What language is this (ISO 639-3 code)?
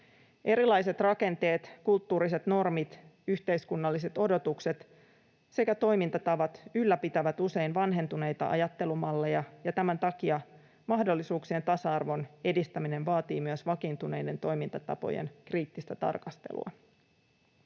fin